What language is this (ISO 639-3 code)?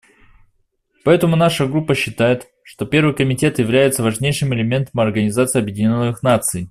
rus